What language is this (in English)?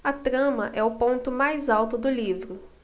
Portuguese